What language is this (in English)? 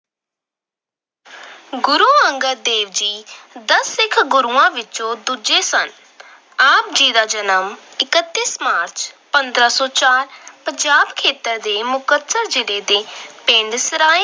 Punjabi